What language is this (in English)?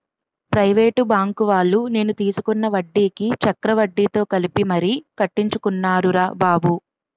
Telugu